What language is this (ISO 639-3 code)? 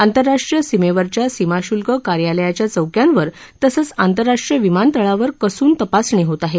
mar